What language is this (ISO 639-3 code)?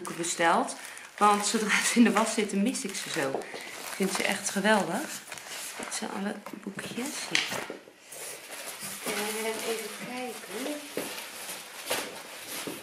nld